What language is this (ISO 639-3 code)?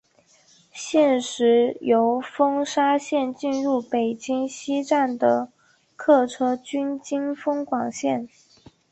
zho